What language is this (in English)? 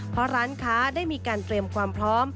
Thai